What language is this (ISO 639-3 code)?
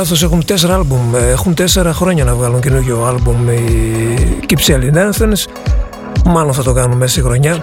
ell